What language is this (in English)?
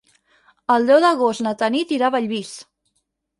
Catalan